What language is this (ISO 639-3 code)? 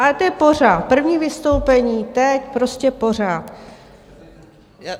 ces